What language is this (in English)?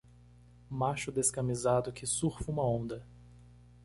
Portuguese